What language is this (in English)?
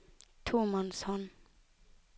Norwegian